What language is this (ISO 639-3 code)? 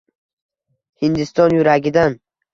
uzb